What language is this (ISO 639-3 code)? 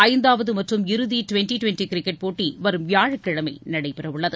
tam